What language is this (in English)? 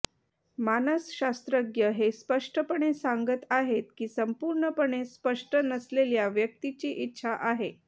Marathi